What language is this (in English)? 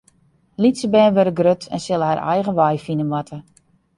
Western Frisian